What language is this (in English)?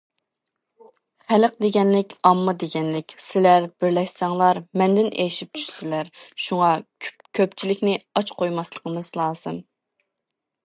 Uyghur